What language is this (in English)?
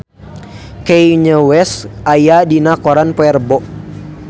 Sundanese